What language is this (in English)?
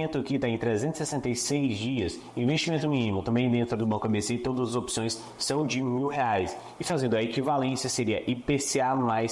Portuguese